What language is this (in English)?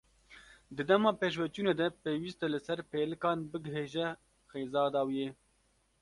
Kurdish